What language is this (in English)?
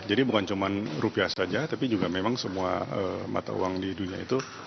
Indonesian